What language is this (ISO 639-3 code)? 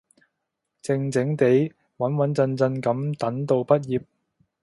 yue